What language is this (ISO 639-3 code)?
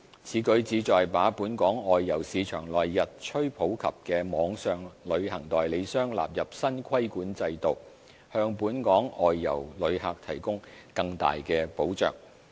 yue